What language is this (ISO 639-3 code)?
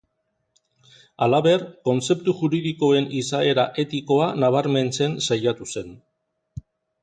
eus